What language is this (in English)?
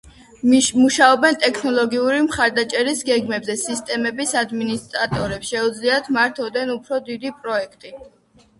Georgian